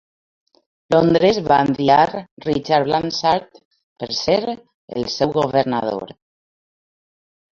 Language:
Catalan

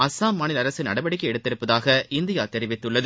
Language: Tamil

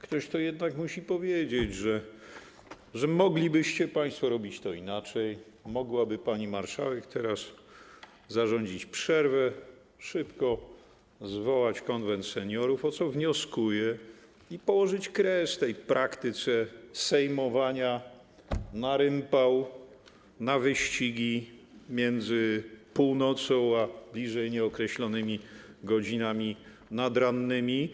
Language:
Polish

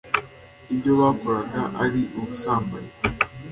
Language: Kinyarwanda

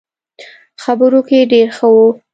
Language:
Pashto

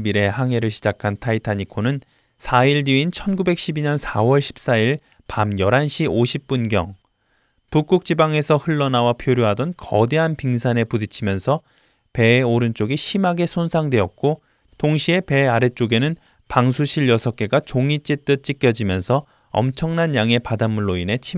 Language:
Korean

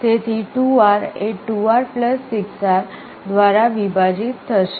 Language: Gujarati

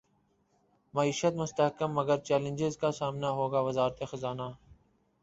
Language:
Urdu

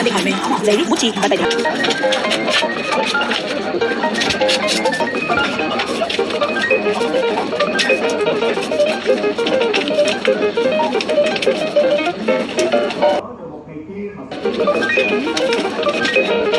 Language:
Vietnamese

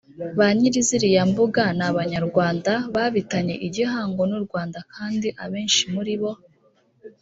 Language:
Kinyarwanda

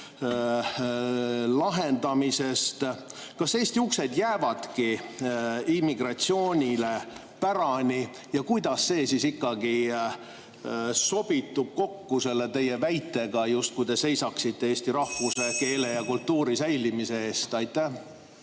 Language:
Estonian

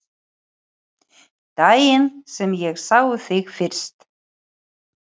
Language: Icelandic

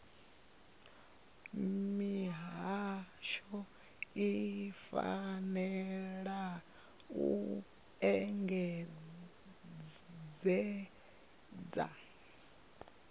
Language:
Venda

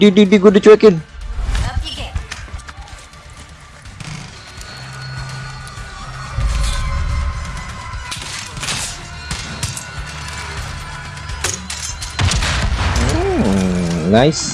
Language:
Indonesian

